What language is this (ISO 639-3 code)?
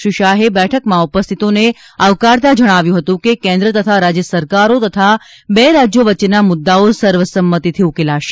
guj